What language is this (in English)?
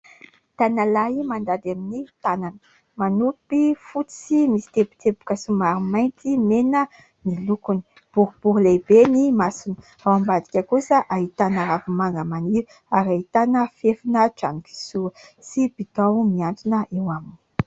Malagasy